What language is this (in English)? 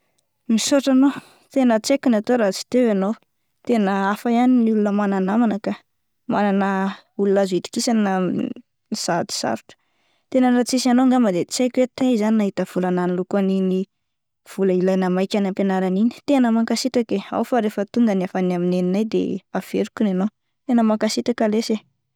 Malagasy